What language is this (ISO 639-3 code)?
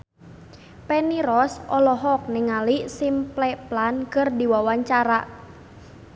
sun